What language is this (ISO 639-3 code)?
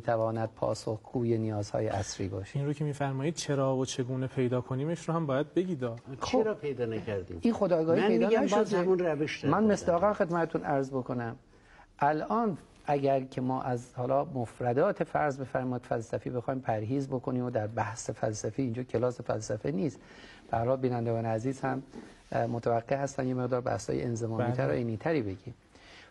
fas